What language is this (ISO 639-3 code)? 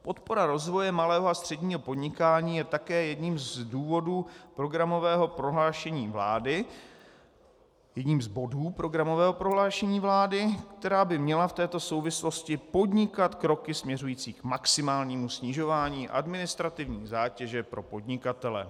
ces